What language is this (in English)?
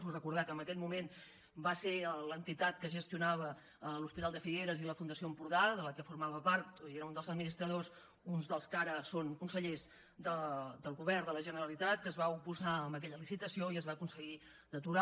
Catalan